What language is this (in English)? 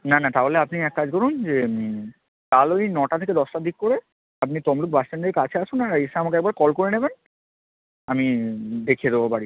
Bangla